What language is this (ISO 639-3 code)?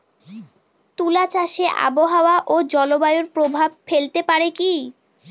ben